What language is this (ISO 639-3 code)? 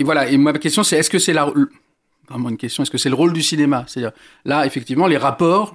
fra